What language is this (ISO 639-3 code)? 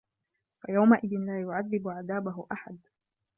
ara